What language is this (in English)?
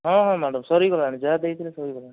Odia